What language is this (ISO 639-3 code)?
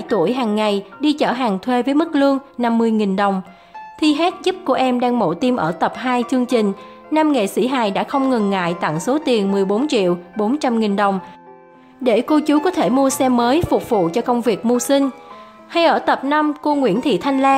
vie